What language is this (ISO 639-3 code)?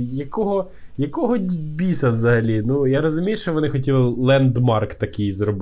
ukr